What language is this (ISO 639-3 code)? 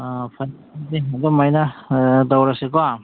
mni